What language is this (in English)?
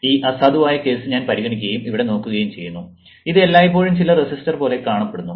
Malayalam